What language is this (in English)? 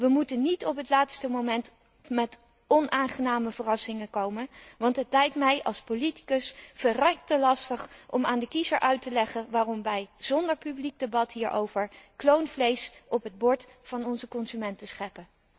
Dutch